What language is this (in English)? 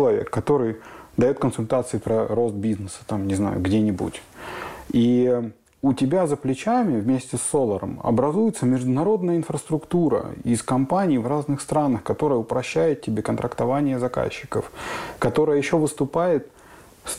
Russian